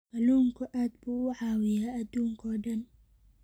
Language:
Somali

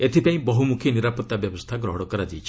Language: Odia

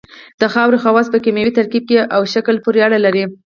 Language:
Pashto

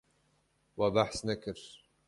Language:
Kurdish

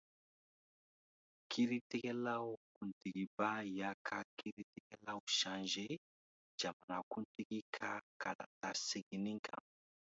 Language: Dyula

